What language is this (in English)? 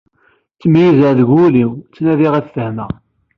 Kabyle